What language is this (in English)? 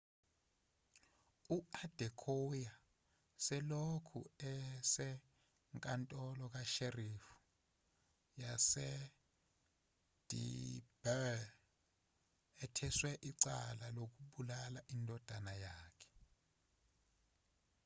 Zulu